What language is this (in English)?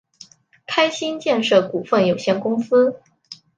Chinese